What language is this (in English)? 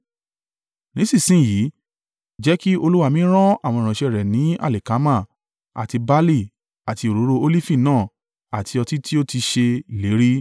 Yoruba